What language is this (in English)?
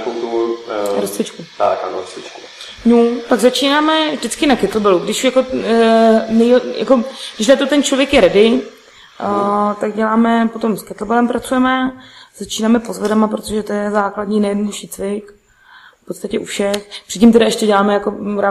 Czech